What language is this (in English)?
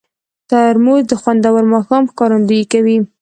Pashto